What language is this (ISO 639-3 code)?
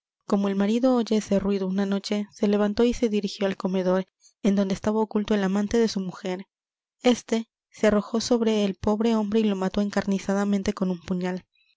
spa